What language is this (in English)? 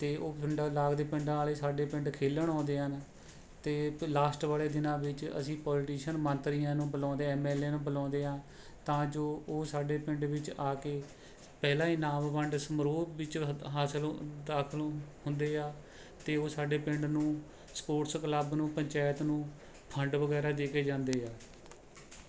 Punjabi